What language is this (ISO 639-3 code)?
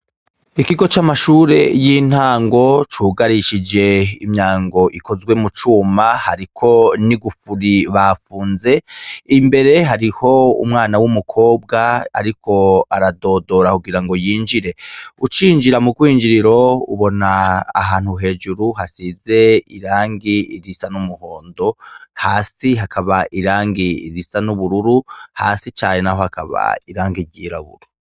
run